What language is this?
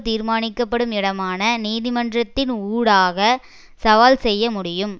Tamil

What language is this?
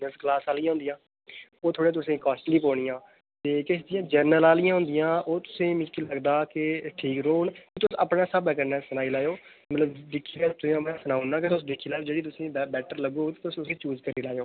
Dogri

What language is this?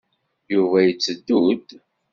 Kabyle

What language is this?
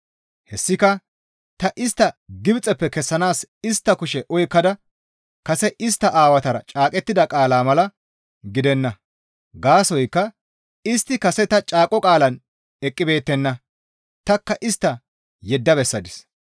Gamo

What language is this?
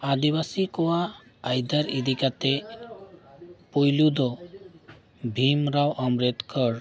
Santali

